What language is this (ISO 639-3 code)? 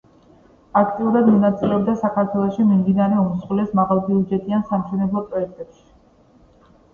kat